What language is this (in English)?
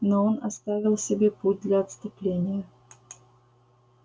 Russian